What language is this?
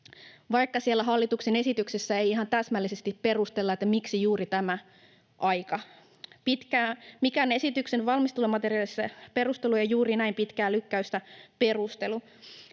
Finnish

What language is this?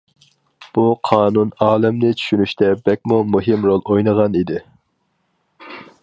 Uyghur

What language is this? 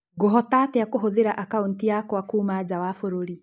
Kikuyu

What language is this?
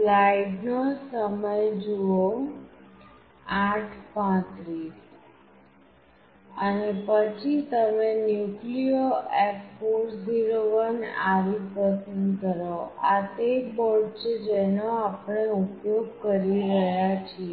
Gujarati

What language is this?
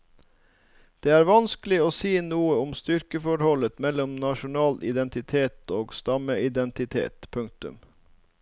Norwegian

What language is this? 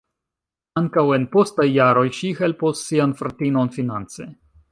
Esperanto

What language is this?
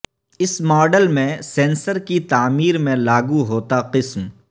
Urdu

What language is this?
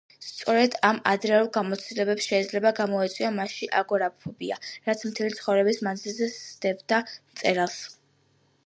Georgian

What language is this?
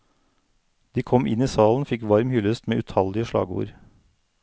Norwegian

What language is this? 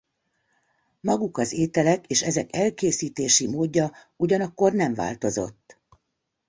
Hungarian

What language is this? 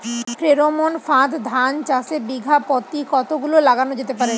Bangla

